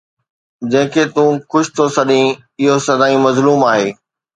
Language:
Sindhi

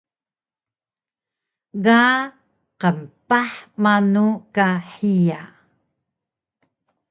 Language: Taroko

